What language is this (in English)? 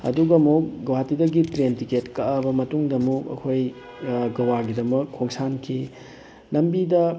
Manipuri